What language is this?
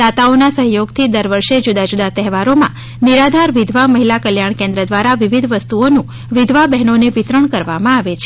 Gujarati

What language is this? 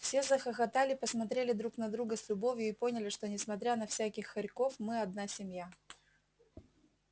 Russian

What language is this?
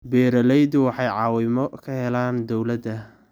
Somali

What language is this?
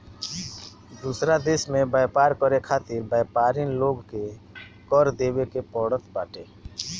Bhojpuri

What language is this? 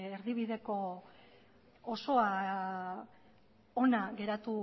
Basque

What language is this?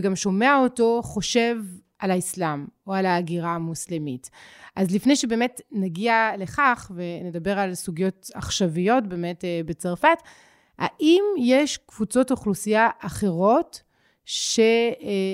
Hebrew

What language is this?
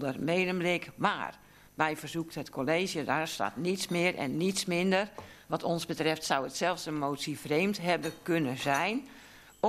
Dutch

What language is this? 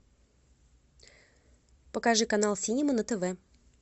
Russian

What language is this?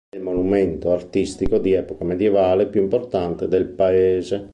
Italian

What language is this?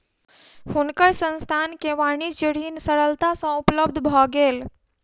Maithili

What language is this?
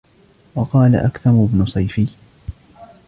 Arabic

